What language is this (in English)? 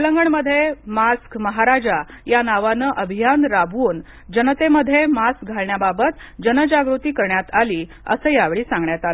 Marathi